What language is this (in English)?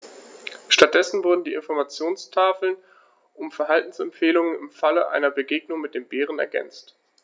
German